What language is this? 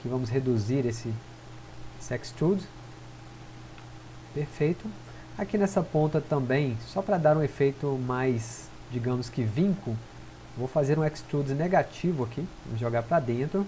Portuguese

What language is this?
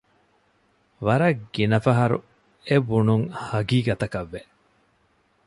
Divehi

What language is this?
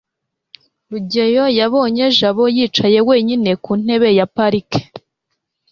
Kinyarwanda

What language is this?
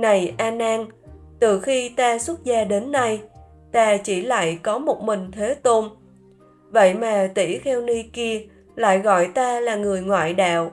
Vietnamese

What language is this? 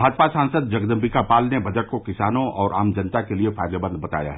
Hindi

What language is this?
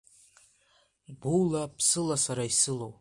Abkhazian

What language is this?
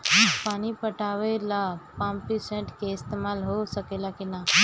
Bhojpuri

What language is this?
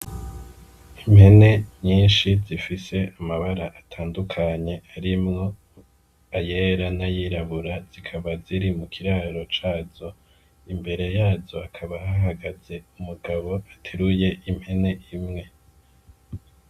Rundi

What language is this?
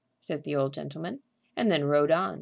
English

